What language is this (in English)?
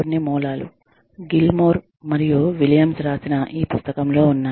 Telugu